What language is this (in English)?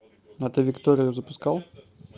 Russian